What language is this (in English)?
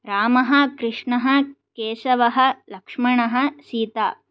Sanskrit